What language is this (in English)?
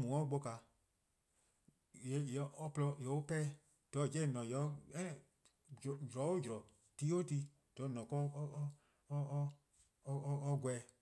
Eastern Krahn